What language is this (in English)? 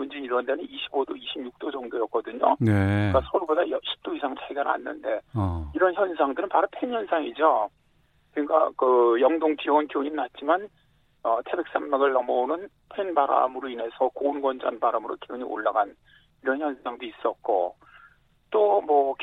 Korean